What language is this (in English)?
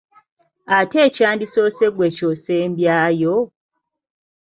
Ganda